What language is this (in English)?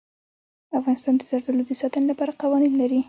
Pashto